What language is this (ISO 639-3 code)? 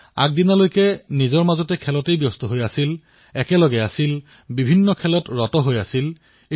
asm